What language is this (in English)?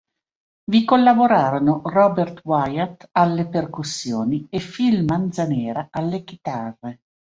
Italian